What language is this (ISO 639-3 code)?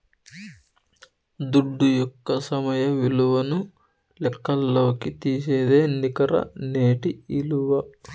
tel